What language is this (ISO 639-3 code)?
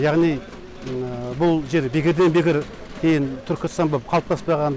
kaz